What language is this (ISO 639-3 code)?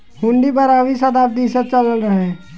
bho